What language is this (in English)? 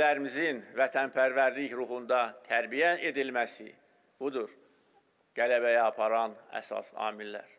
Turkish